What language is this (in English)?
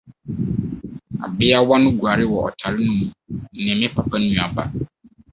Akan